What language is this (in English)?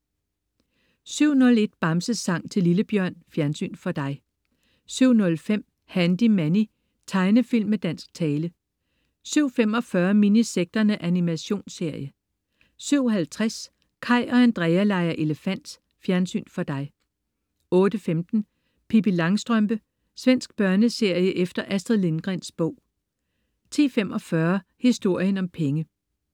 Danish